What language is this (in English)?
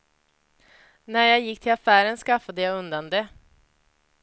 Swedish